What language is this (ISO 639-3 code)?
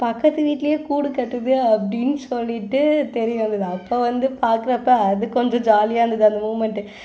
tam